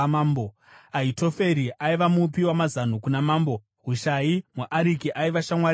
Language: Shona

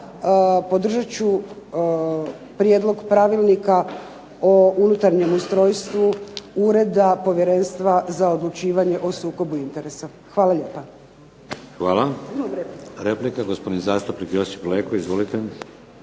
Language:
Croatian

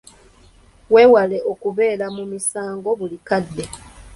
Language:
Ganda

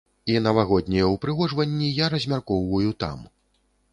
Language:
Belarusian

